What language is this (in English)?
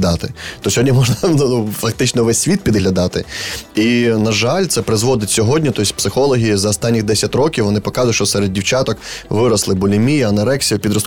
Ukrainian